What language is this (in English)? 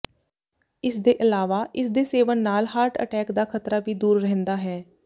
Punjabi